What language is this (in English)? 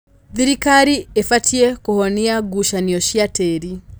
Kikuyu